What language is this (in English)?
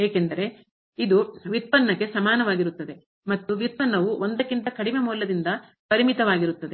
Kannada